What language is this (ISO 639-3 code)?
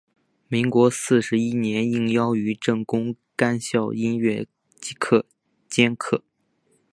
zho